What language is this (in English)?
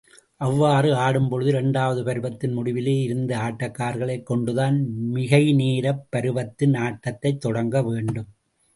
Tamil